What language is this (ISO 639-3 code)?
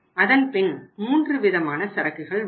tam